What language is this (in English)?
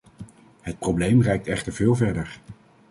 Dutch